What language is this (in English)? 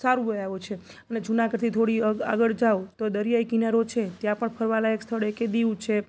Gujarati